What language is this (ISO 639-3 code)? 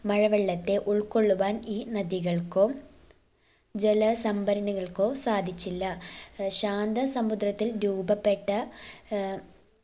mal